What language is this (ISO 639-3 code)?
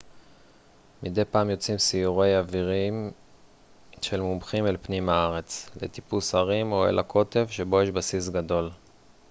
heb